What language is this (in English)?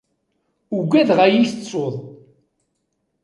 Kabyle